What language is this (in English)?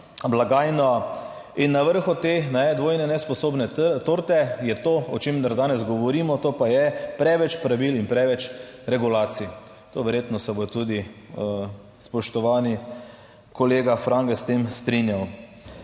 Slovenian